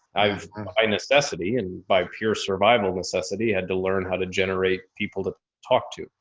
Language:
English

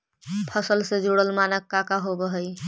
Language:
Magahi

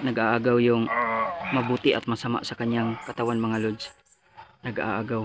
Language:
Filipino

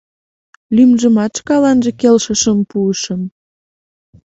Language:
Mari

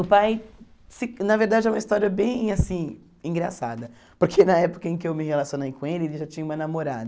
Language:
Portuguese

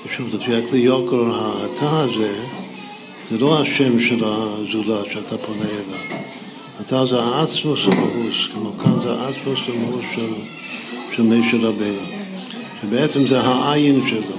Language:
Hebrew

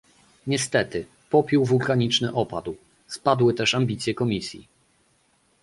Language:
Polish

